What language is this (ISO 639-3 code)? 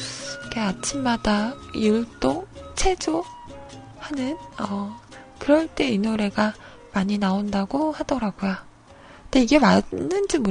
kor